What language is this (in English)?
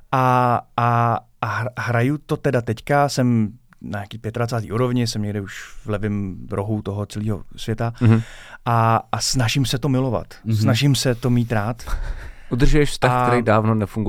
Czech